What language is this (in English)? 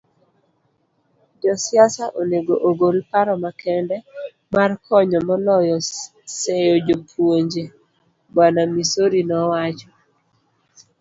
Luo (Kenya and Tanzania)